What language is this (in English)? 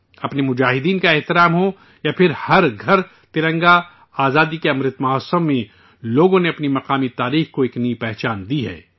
Urdu